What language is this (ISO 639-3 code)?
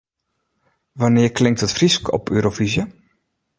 fry